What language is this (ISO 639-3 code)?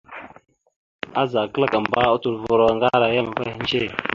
mxu